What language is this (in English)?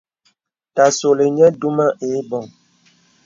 Bebele